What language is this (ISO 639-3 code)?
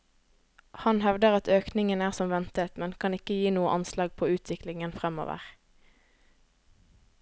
nor